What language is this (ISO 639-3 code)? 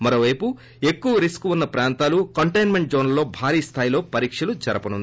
tel